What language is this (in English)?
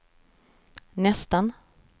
Swedish